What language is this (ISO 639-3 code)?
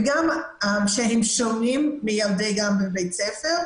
heb